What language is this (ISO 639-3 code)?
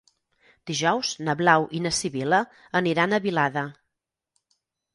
cat